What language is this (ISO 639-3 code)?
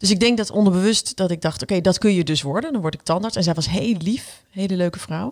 nld